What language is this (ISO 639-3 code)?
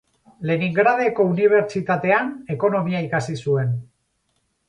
eus